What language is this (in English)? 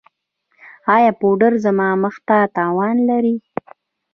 Pashto